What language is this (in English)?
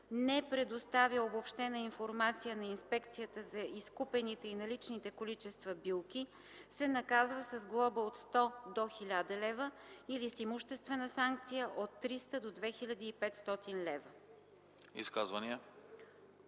Bulgarian